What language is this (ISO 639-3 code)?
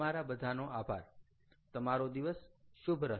guj